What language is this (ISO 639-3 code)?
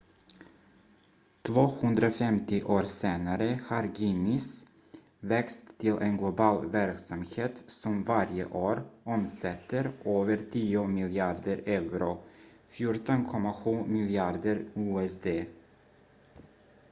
swe